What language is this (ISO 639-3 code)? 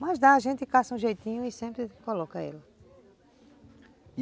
por